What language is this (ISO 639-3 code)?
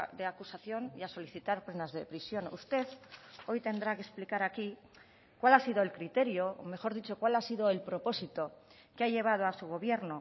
spa